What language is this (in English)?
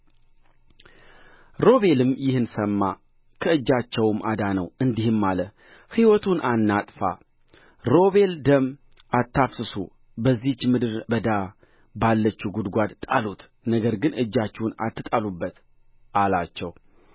Amharic